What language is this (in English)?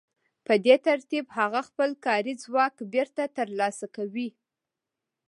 Pashto